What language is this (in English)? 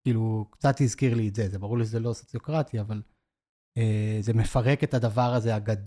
Hebrew